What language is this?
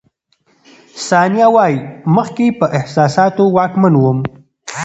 Pashto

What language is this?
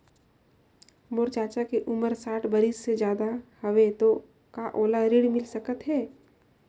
Chhattisgarhi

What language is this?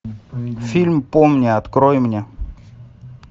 Russian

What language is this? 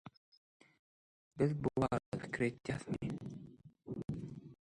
Turkmen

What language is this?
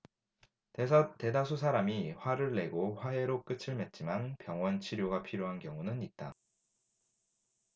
Korean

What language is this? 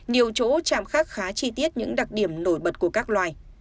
Vietnamese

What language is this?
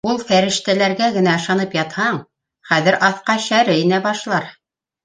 Bashkir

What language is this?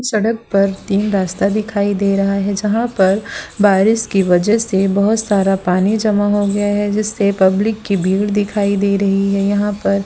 Hindi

